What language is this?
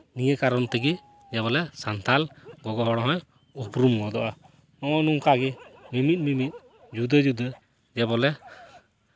Santali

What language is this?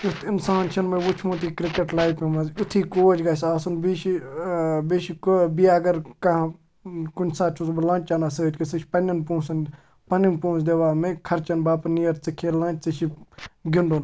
Kashmiri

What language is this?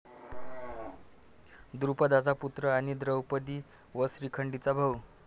Marathi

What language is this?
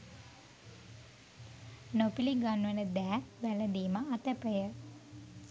Sinhala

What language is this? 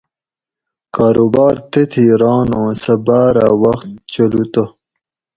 Gawri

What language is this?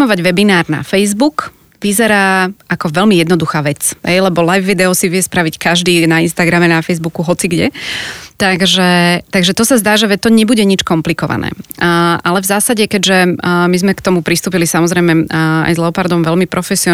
Slovak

